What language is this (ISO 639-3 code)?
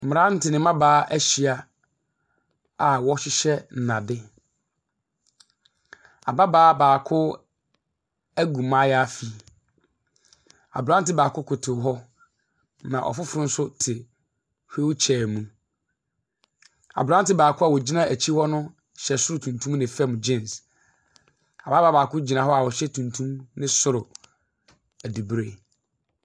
aka